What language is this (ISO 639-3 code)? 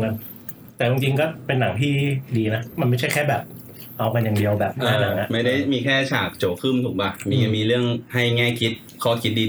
tha